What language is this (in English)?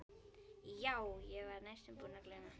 Icelandic